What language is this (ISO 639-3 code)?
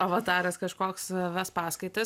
lit